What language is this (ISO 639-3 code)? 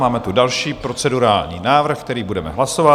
ces